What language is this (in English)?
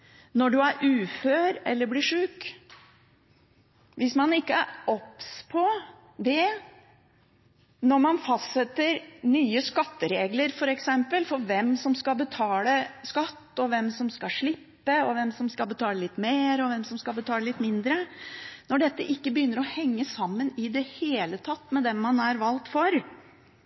Norwegian Bokmål